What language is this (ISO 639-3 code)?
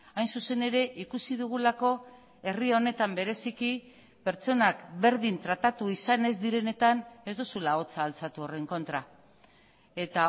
eus